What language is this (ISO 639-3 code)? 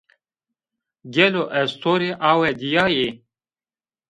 zza